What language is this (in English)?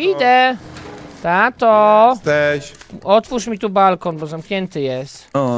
Polish